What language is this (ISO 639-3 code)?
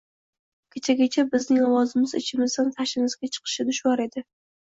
uzb